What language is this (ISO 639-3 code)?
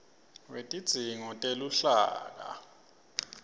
ssw